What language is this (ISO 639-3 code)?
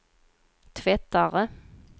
swe